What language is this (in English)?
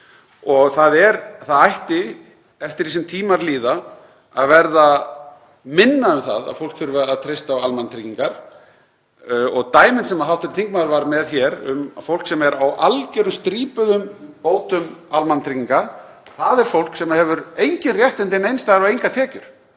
Icelandic